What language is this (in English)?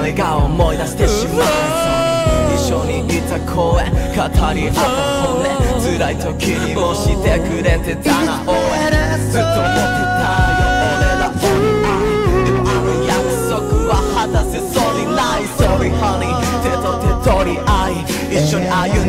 Korean